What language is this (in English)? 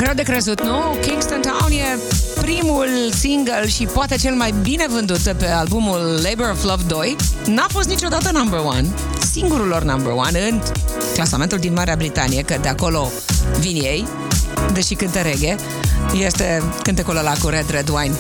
Romanian